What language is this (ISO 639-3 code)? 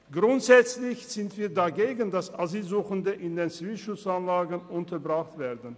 gsw